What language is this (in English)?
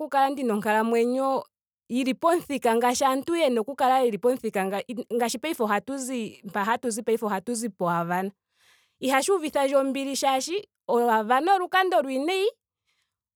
Ndonga